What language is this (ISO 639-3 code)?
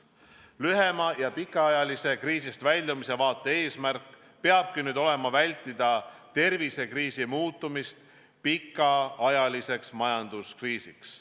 est